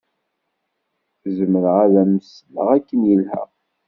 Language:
Kabyle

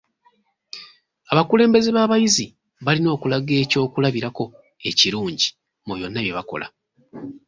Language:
Ganda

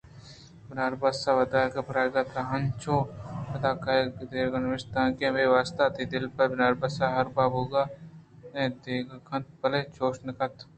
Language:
Eastern Balochi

